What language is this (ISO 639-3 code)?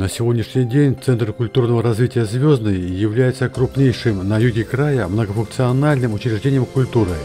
rus